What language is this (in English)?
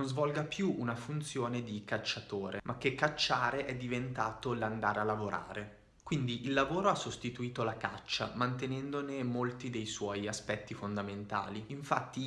Italian